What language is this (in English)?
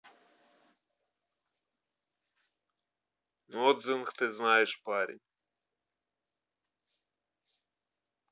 Russian